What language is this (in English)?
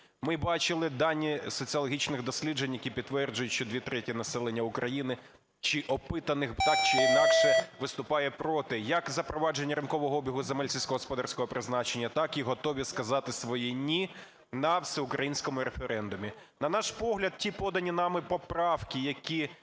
Ukrainian